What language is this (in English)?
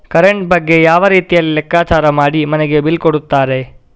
Kannada